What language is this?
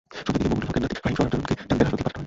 Bangla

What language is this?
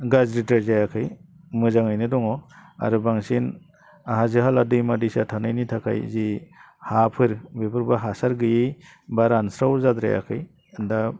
Bodo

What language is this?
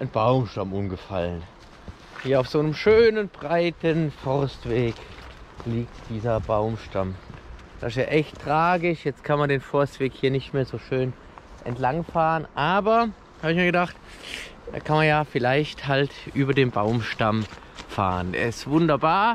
German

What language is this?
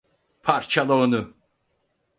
Turkish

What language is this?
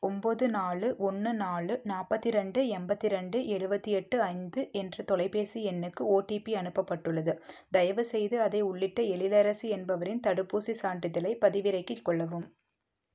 Tamil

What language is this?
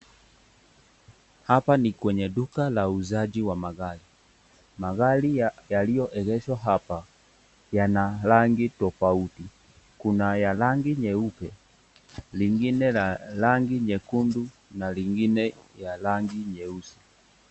Swahili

